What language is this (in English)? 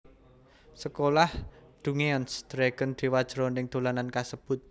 Javanese